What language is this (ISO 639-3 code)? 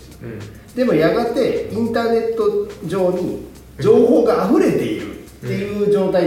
jpn